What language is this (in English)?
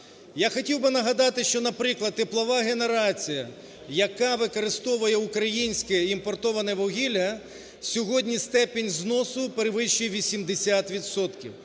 Ukrainian